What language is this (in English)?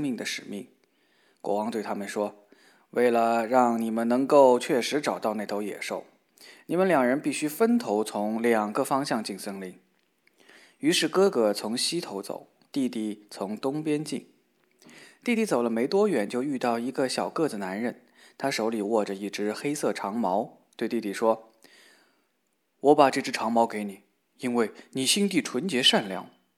Chinese